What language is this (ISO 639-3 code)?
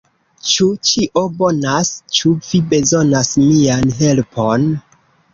epo